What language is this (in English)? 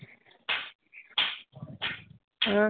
Dogri